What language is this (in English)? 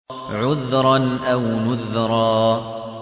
Arabic